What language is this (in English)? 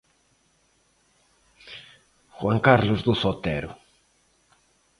Galician